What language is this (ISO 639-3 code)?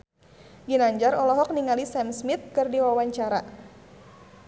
sun